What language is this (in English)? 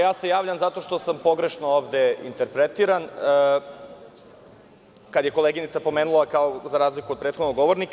Serbian